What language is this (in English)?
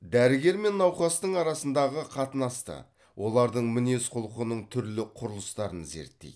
Kazakh